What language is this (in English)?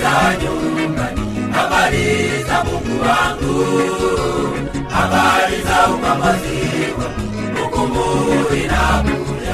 Swahili